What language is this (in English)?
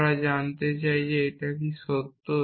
Bangla